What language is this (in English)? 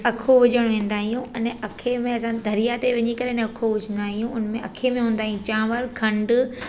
Sindhi